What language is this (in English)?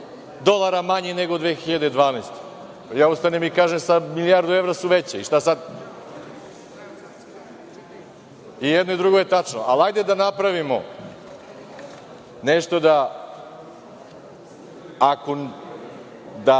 Serbian